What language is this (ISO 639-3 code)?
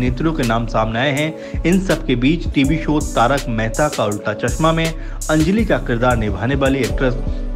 hin